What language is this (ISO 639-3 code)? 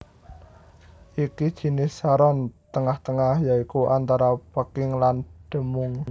jav